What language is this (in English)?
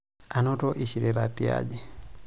Masai